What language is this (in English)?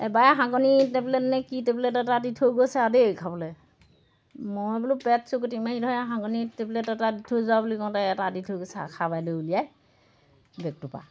Assamese